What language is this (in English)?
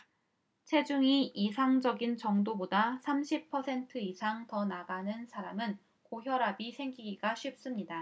Korean